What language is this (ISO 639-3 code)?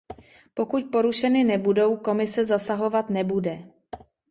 ces